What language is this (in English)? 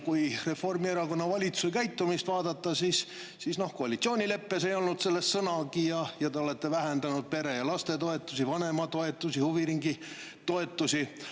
Estonian